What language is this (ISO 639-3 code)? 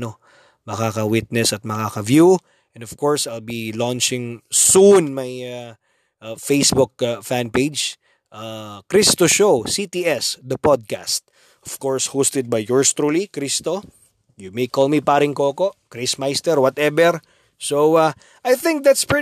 fil